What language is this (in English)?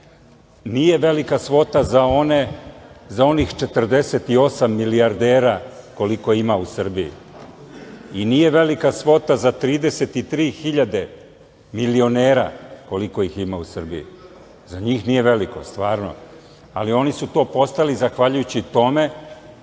Serbian